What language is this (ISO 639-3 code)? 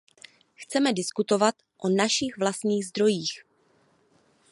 ces